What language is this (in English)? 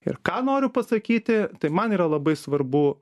Lithuanian